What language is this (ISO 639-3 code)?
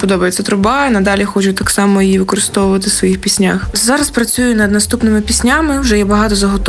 ukr